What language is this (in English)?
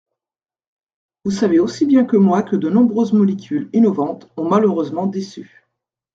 French